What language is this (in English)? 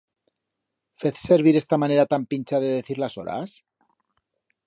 Aragonese